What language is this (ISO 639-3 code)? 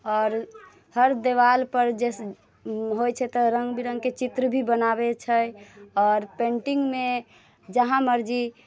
mai